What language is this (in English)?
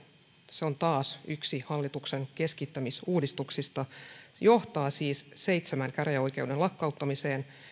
Finnish